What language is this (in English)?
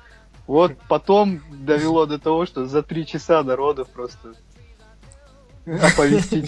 Russian